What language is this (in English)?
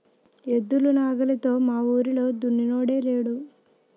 Telugu